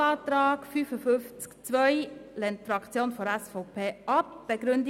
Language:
Swiss German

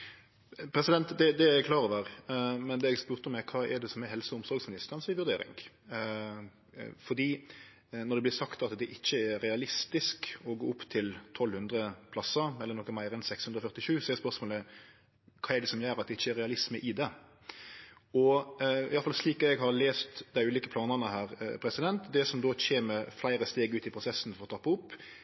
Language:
Norwegian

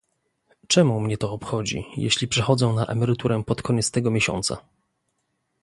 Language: Polish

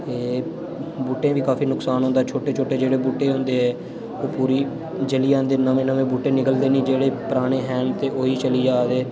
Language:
Dogri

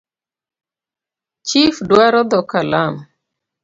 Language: Luo (Kenya and Tanzania)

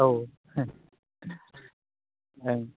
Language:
Bodo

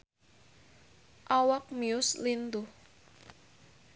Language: Sundanese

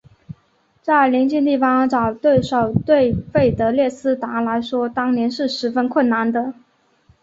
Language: Chinese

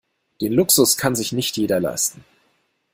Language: German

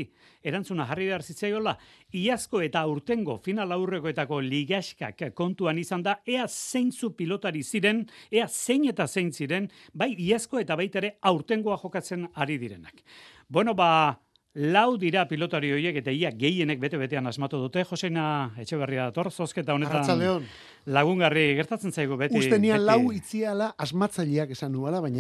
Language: Spanish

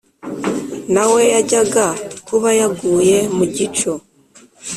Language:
Kinyarwanda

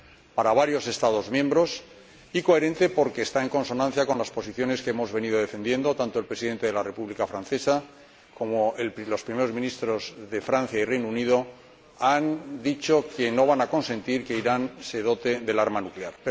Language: Spanish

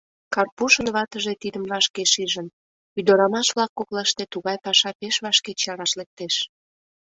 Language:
Mari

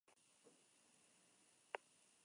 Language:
Spanish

